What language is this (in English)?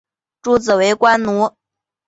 Chinese